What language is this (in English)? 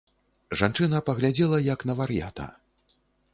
Belarusian